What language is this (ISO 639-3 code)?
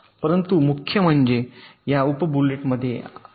mar